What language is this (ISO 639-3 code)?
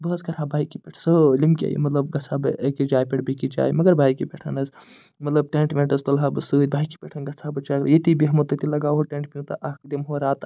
kas